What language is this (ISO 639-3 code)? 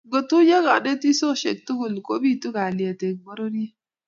kln